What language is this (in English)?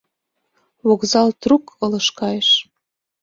Mari